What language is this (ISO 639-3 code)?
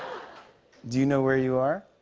eng